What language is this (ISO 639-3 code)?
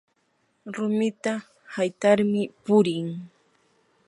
qur